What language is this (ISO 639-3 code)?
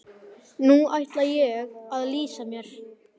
isl